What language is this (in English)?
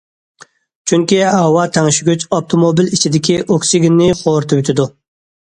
Uyghur